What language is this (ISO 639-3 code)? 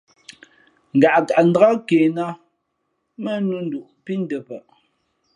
fmp